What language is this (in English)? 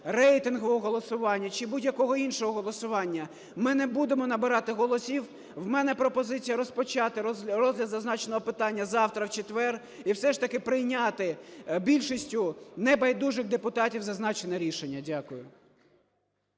Ukrainian